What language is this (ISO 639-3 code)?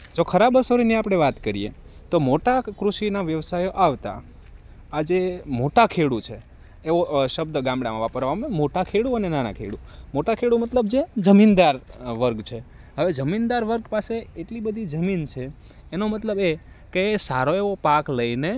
guj